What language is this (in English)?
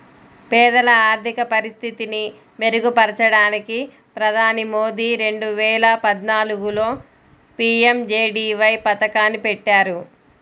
Telugu